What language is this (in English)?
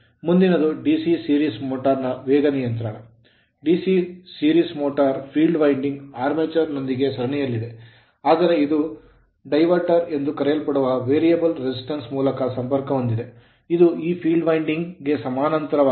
Kannada